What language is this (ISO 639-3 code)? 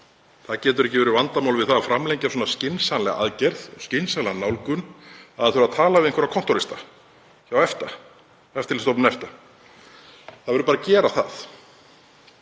isl